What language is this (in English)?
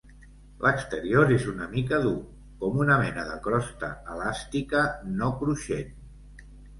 Catalan